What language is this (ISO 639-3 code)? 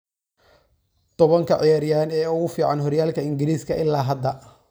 som